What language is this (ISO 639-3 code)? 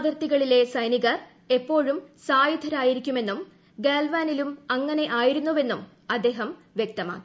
mal